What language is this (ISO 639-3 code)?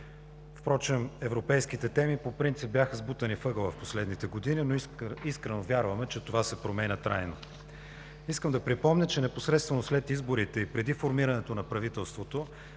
bul